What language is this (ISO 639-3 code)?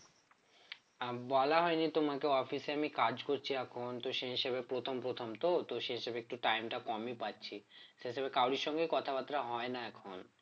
ben